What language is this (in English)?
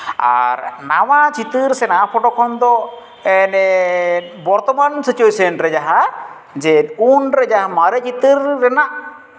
Santali